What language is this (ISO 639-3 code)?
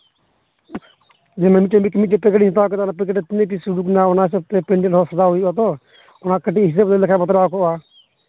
sat